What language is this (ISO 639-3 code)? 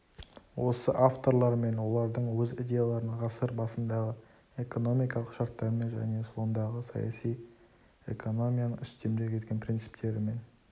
kaz